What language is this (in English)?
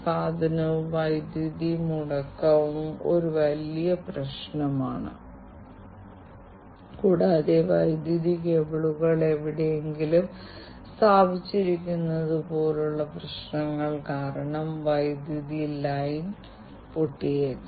Malayalam